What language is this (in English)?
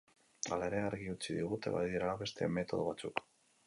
Basque